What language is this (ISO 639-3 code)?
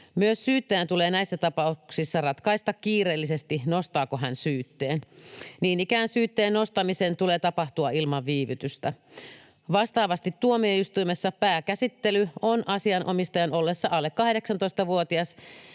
fin